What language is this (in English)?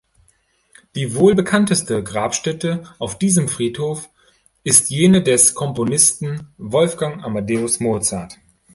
German